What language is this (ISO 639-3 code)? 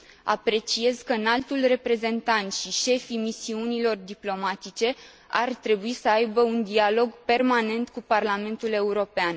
ron